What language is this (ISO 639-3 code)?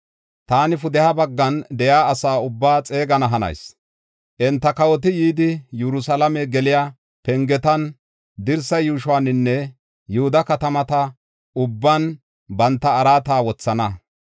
gof